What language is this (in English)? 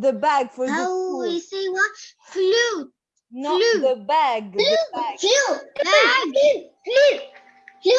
French